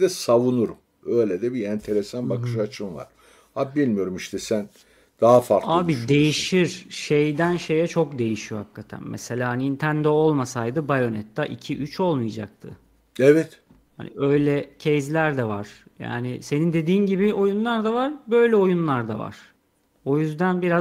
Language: Turkish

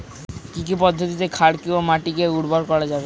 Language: Bangla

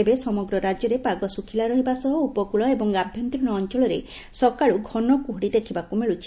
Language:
Odia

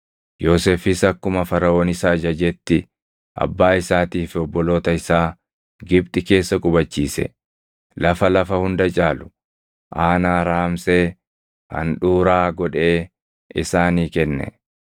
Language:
Oromo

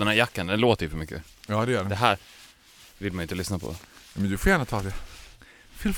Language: Swedish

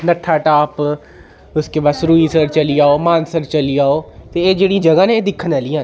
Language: Dogri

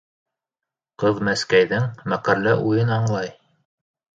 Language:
Bashkir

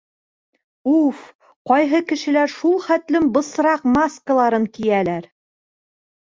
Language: Bashkir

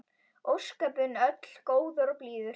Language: Icelandic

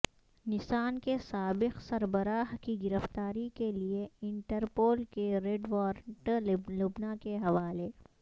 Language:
Urdu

